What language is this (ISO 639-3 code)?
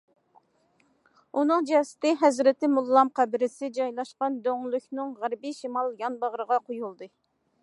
uig